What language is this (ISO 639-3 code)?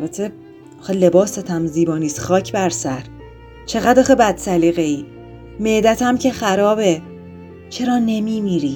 fas